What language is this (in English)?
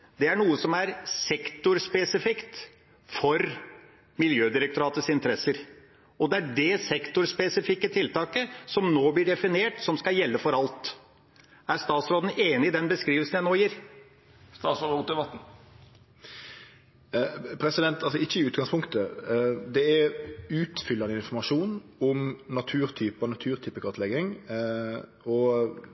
Norwegian